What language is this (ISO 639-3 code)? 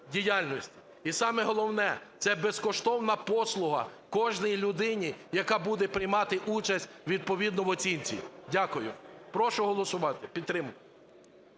ukr